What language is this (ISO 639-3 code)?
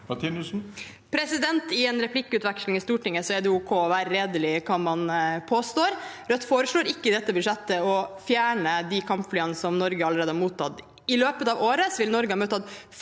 nor